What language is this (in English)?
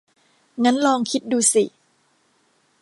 Thai